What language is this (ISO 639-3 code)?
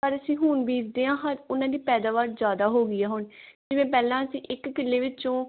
pan